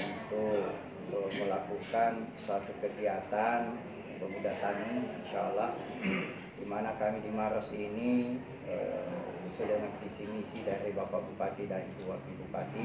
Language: Indonesian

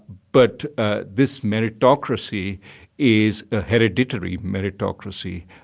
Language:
English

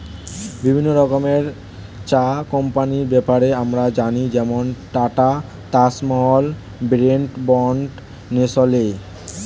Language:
Bangla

